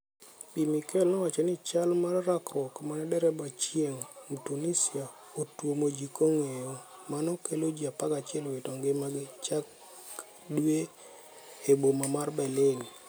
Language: Luo (Kenya and Tanzania)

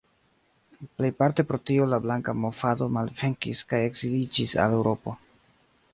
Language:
Esperanto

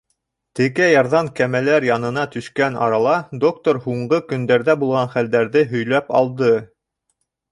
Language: Bashkir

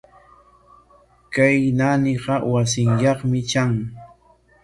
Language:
Corongo Ancash Quechua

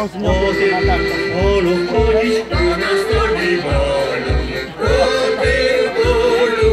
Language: Polish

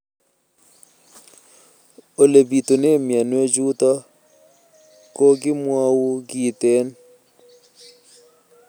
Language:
Kalenjin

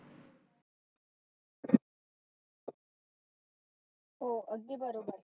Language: Marathi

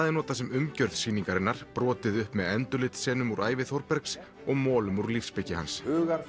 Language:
Icelandic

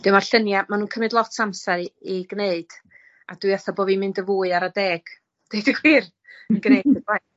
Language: Welsh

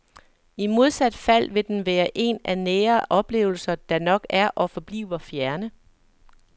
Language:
Danish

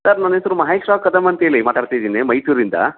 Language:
Kannada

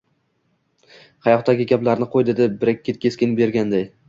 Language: Uzbek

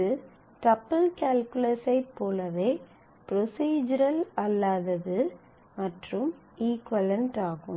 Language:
Tamil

